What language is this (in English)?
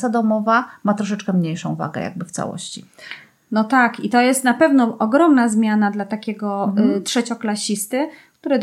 Polish